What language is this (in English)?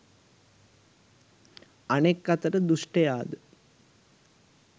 Sinhala